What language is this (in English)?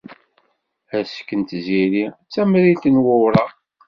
Kabyle